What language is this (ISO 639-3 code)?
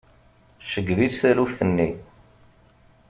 kab